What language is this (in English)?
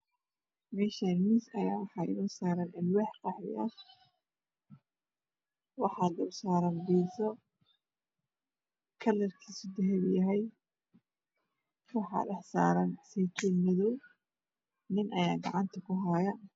Somali